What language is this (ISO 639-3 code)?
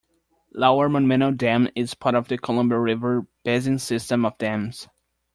eng